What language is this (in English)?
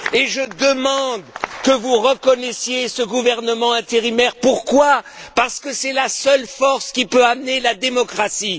French